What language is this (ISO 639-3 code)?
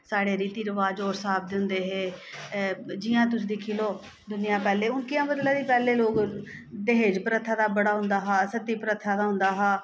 doi